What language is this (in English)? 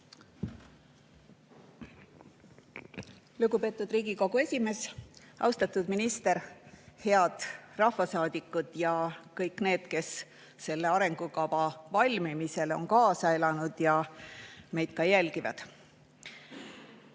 Estonian